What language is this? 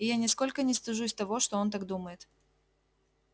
Russian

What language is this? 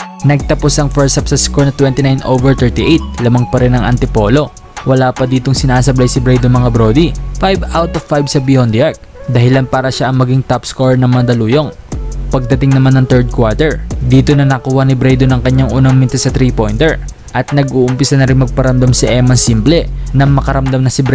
Filipino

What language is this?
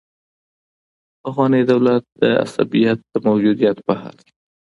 Pashto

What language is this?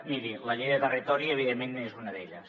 Catalan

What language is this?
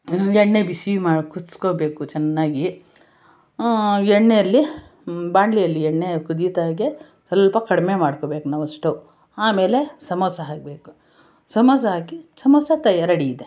Kannada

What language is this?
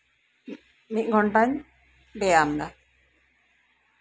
Santali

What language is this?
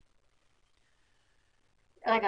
Hebrew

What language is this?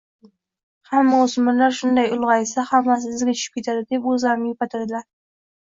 Uzbek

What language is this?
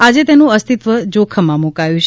Gujarati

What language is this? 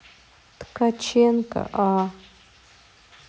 Russian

